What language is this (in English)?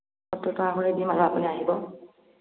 Assamese